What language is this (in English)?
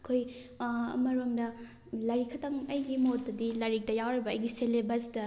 Manipuri